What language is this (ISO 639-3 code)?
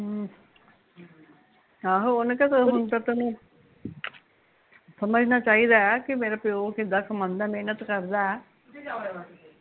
pan